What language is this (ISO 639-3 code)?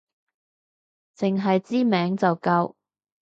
yue